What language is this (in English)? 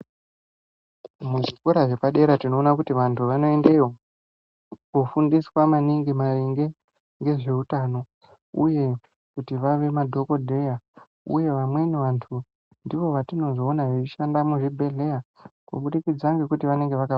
Ndau